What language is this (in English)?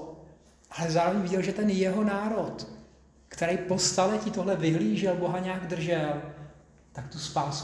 Czech